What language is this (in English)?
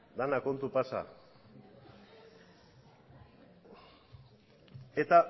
Basque